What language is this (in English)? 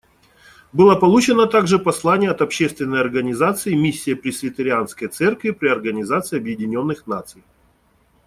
Russian